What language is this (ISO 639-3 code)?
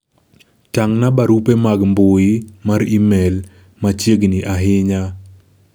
luo